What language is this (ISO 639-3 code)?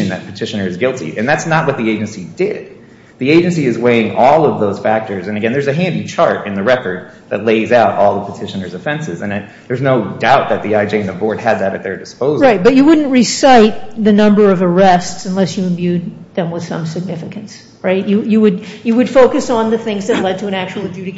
eng